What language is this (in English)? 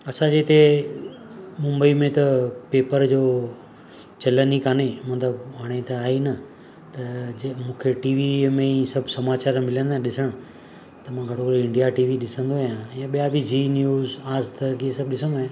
Sindhi